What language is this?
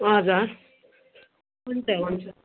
Nepali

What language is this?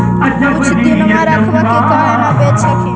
Magahi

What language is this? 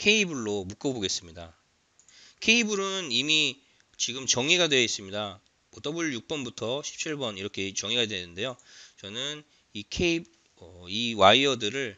Korean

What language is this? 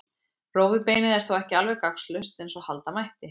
Icelandic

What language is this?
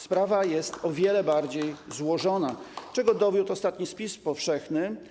Polish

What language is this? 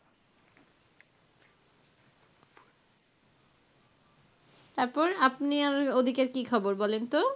Bangla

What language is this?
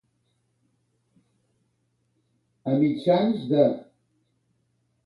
Catalan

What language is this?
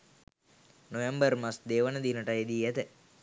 Sinhala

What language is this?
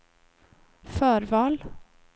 Swedish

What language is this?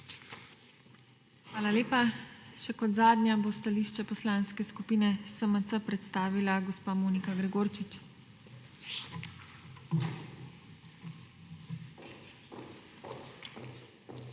Slovenian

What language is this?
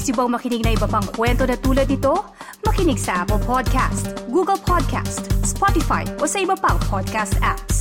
Filipino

